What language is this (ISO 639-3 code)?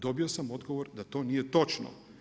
hrv